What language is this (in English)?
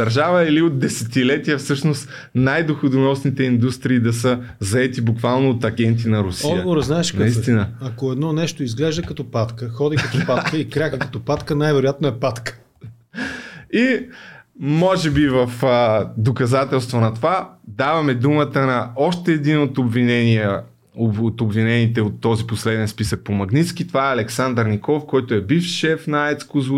Bulgarian